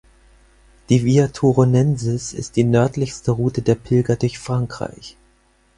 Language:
German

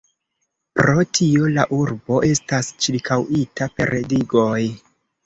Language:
Esperanto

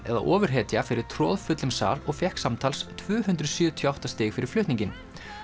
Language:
Icelandic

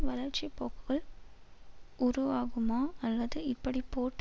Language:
Tamil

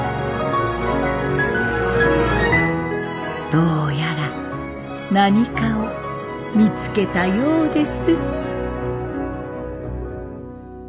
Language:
Japanese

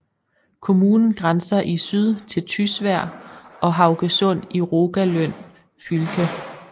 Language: Danish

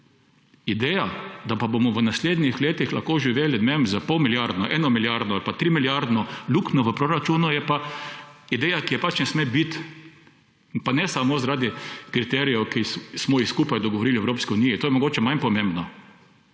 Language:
Slovenian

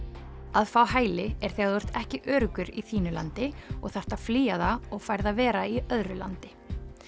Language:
Icelandic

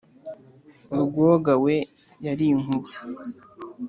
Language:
Kinyarwanda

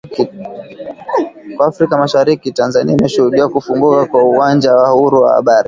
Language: Swahili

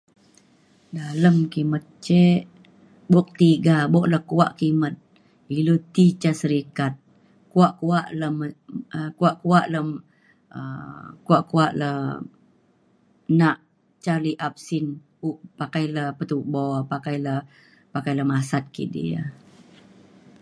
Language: Mainstream Kenyah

